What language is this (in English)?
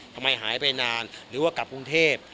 Thai